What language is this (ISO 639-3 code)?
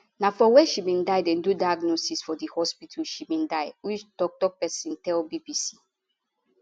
pcm